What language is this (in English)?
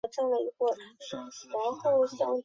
Chinese